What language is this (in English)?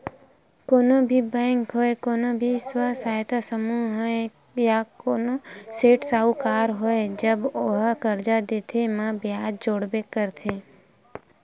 Chhattisgarhi